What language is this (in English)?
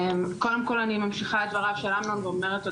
Hebrew